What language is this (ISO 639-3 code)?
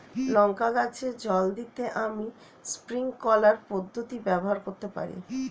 ben